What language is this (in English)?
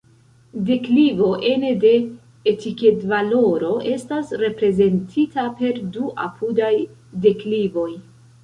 Esperanto